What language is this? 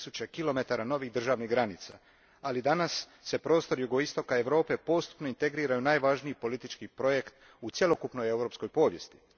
Croatian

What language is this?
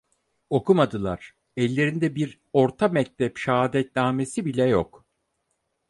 Turkish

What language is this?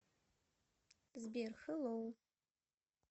Russian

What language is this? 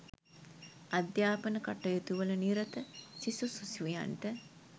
Sinhala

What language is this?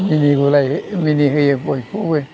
Bodo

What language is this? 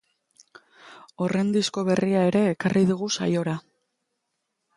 Basque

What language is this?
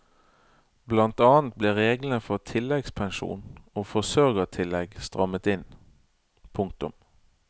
Norwegian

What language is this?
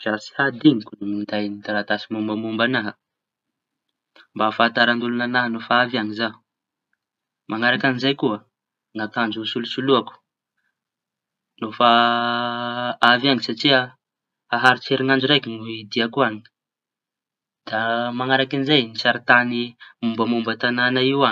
Tanosy Malagasy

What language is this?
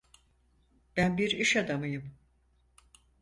Turkish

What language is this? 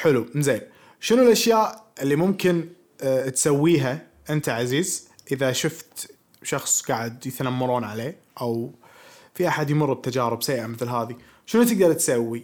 Arabic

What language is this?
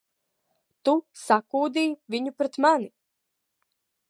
Latvian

